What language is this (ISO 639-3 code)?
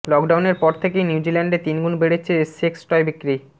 ben